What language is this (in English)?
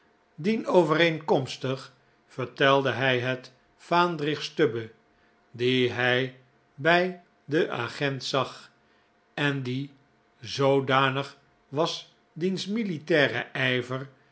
Dutch